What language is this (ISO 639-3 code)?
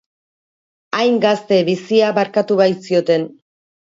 eus